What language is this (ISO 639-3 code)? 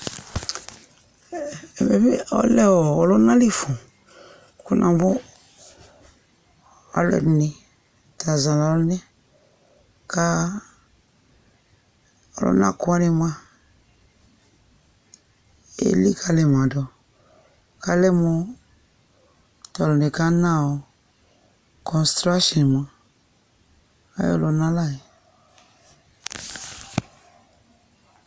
kpo